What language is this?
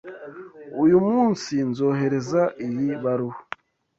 Kinyarwanda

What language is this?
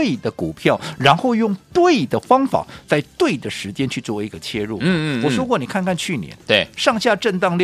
Chinese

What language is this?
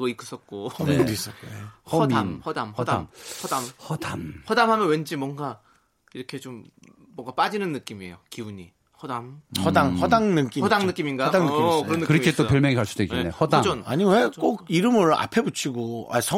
Korean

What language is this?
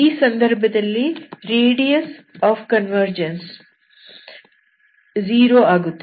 Kannada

